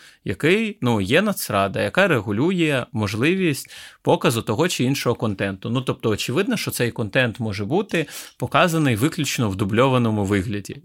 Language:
Ukrainian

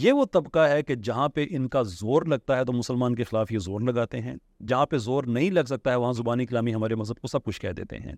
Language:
Urdu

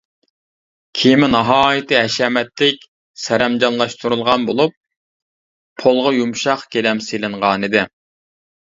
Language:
Uyghur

